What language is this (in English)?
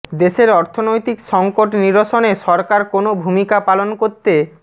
Bangla